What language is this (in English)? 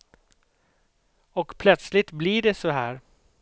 Swedish